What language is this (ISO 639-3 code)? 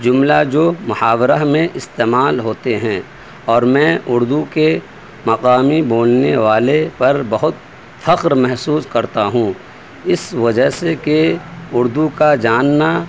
urd